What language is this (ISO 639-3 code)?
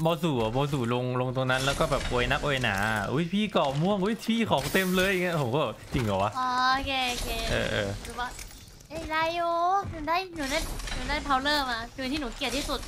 tha